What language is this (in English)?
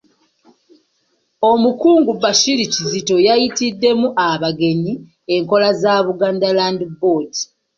Ganda